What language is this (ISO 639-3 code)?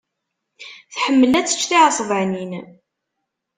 kab